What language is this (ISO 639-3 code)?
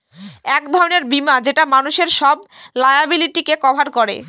ben